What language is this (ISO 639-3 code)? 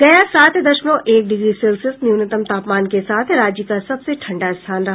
hin